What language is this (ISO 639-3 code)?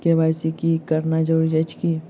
mai